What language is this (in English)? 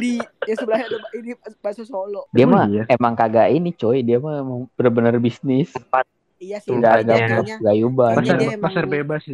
Indonesian